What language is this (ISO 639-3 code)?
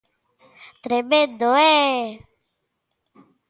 glg